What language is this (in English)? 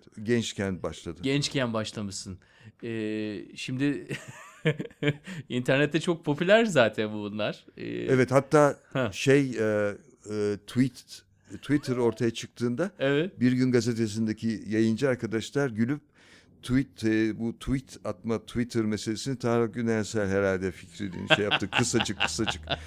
Turkish